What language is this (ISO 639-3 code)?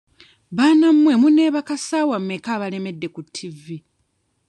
lug